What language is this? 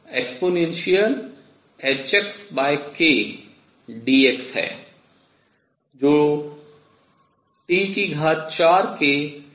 Hindi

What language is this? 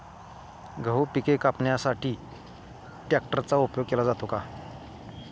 Marathi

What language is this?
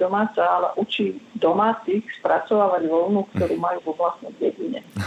Slovak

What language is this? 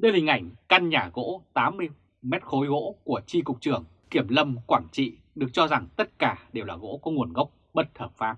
Vietnamese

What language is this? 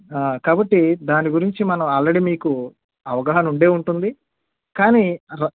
Telugu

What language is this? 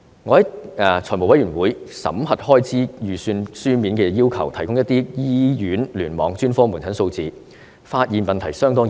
Cantonese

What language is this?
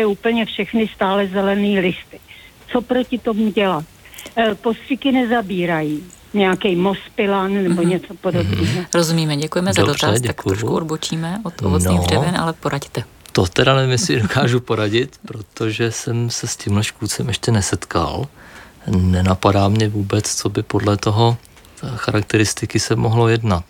Czech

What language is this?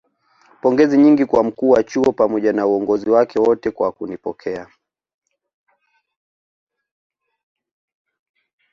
Swahili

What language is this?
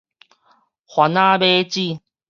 Min Nan Chinese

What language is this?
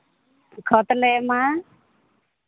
Santali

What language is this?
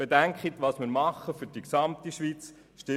Swiss German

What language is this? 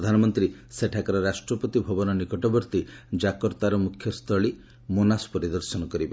Odia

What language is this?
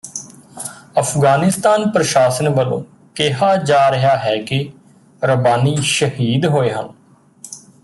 Punjabi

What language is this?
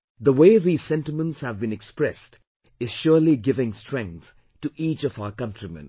English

